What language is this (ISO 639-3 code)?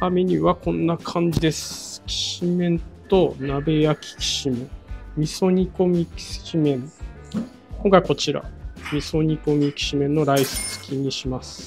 jpn